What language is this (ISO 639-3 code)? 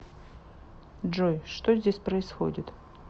rus